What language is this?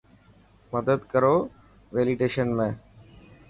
Dhatki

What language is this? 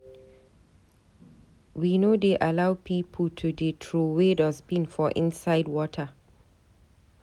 Nigerian Pidgin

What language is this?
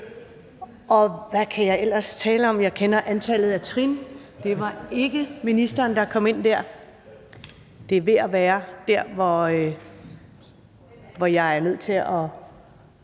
Danish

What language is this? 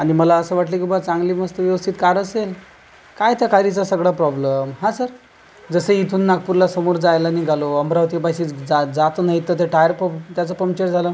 Marathi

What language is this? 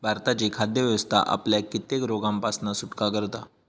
Marathi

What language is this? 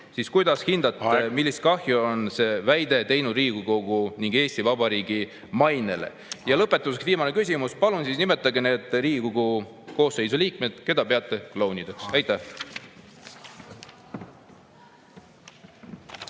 Estonian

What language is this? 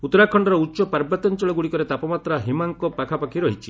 Odia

